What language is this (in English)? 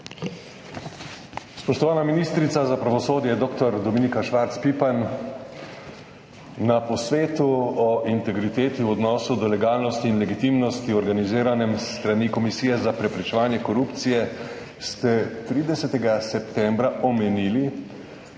Slovenian